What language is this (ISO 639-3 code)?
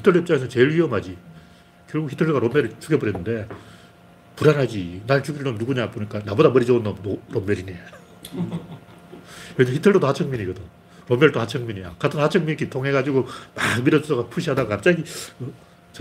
kor